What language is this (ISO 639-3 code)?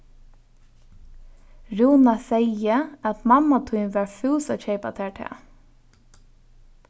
fao